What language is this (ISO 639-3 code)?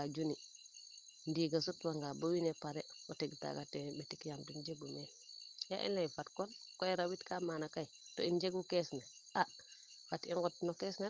srr